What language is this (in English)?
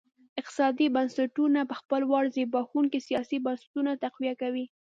Pashto